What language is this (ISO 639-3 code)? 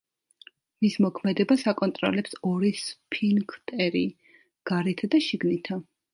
kat